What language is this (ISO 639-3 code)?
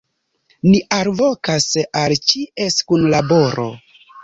epo